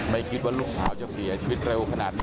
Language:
Thai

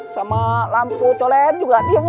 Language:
Indonesian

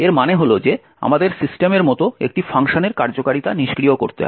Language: Bangla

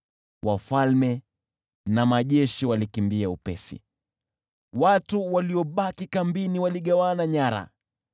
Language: Swahili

